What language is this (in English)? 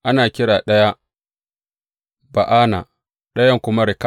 Hausa